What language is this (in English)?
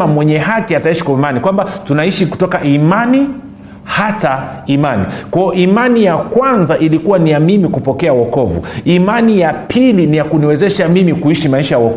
Swahili